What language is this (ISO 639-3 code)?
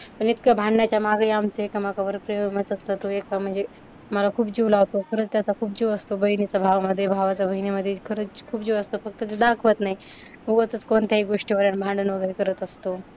mar